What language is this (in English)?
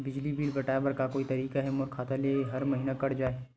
Chhattisgarhi